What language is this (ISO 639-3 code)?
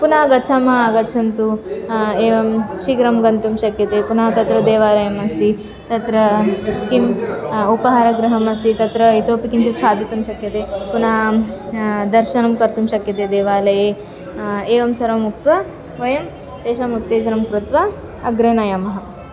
san